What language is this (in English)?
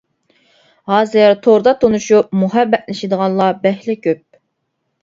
Uyghur